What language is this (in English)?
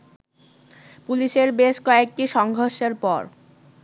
Bangla